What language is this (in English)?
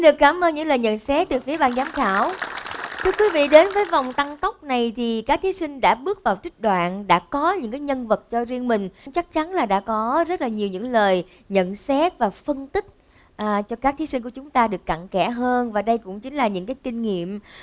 Vietnamese